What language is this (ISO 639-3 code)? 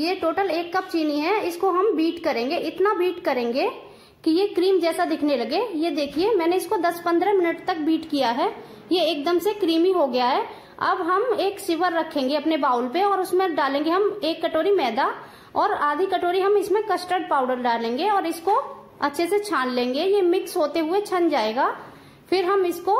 hin